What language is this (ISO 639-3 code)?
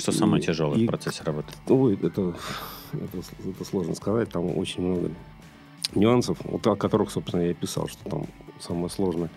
rus